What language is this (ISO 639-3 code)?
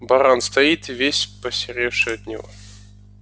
rus